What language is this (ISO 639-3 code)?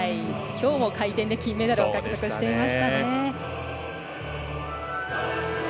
jpn